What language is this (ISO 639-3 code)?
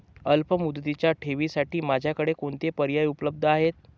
mar